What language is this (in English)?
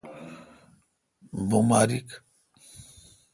Kalkoti